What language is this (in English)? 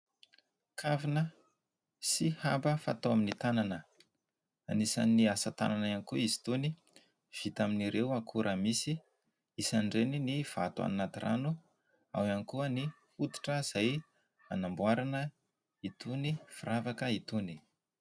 Malagasy